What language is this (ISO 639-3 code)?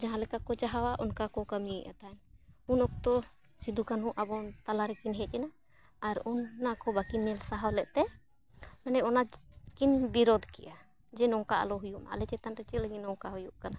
sat